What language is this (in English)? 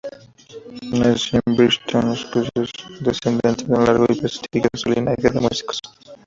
Spanish